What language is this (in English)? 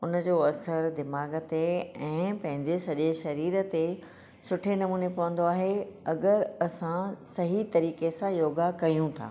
Sindhi